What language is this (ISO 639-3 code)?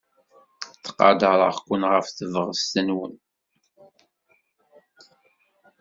kab